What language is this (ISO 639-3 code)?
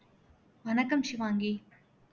tam